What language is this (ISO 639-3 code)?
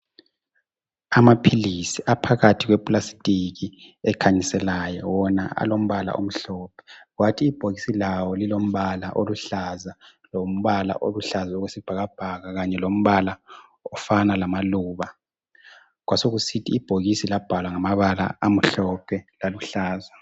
nde